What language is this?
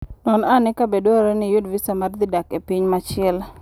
Luo (Kenya and Tanzania)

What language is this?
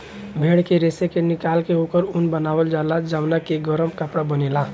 Bhojpuri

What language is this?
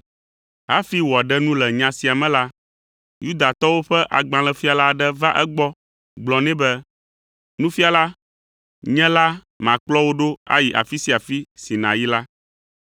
Ewe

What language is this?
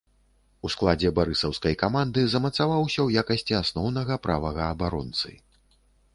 Belarusian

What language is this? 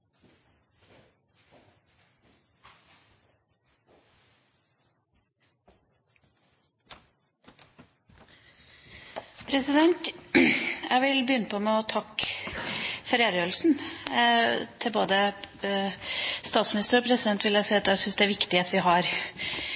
Norwegian Bokmål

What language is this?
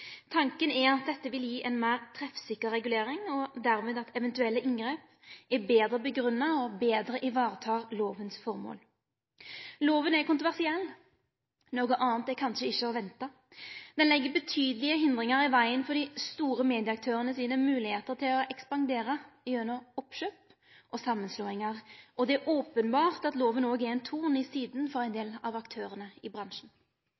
Norwegian Nynorsk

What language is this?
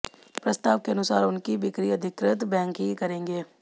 Hindi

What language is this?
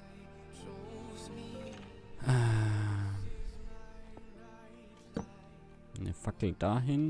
German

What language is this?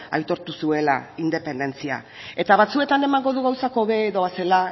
Basque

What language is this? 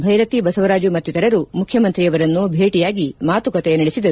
Kannada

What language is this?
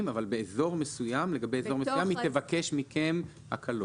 Hebrew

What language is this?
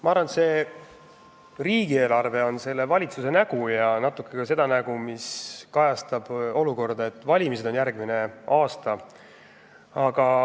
Estonian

